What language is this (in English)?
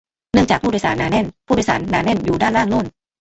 Thai